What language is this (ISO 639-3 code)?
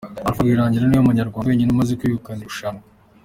kin